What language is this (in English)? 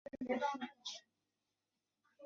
Chinese